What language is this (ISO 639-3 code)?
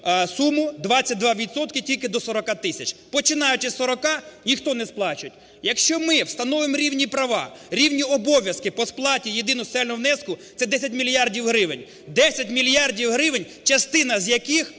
ukr